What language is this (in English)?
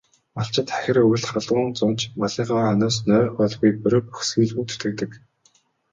Mongolian